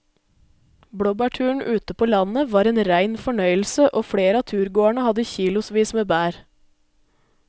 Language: Norwegian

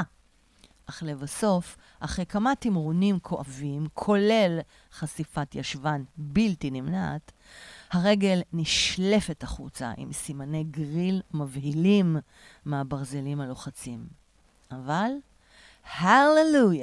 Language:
Hebrew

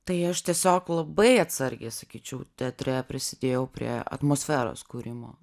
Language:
Lithuanian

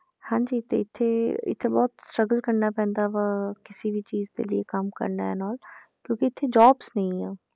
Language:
Punjabi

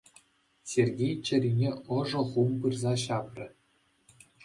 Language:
Chuvash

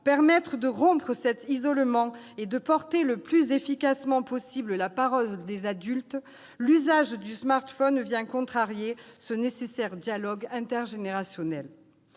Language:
French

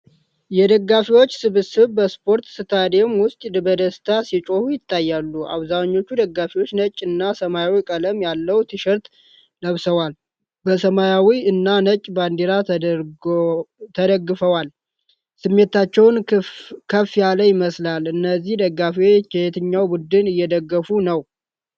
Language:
Amharic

